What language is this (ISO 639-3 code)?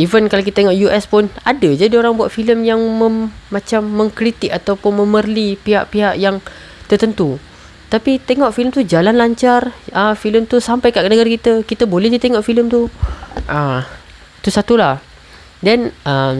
msa